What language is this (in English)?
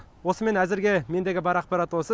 Kazakh